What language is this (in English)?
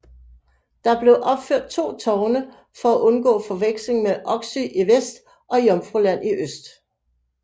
Danish